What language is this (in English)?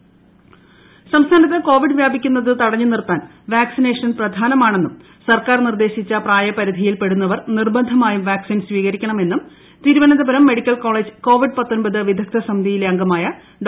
Malayalam